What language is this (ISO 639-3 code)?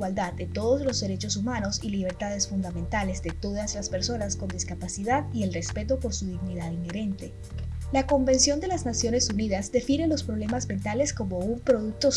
spa